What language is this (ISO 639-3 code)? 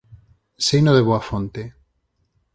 glg